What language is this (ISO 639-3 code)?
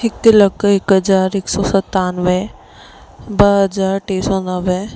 snd